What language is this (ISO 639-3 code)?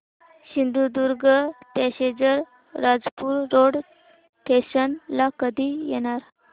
mar